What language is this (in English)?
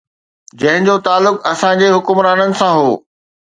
Sindhi